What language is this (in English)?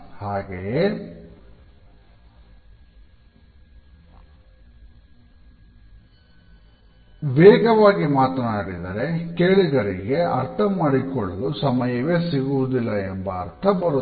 Kannada